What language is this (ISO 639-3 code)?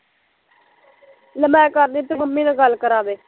pan